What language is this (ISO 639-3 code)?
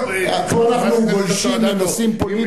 heb